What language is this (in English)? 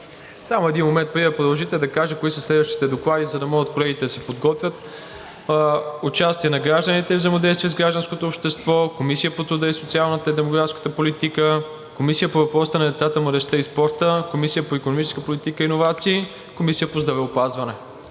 Bulgarian